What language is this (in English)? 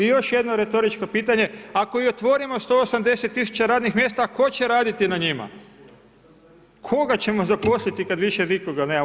Croatian